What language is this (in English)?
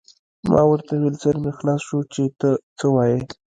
Pashto